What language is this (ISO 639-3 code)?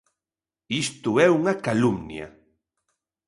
glg